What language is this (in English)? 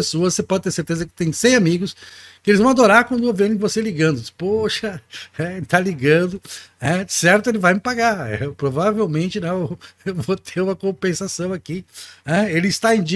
Portuguese